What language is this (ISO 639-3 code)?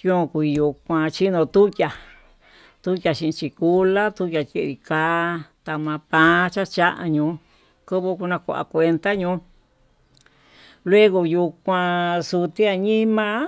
mtu